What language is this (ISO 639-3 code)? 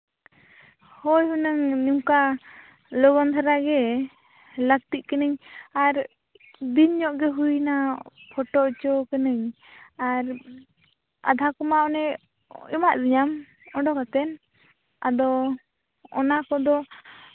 sat